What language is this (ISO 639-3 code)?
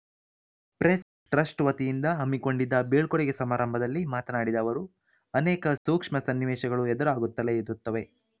kan